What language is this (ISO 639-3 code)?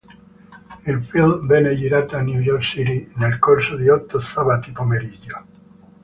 ita